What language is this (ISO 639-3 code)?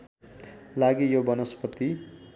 nep